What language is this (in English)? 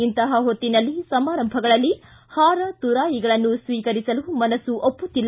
Kannada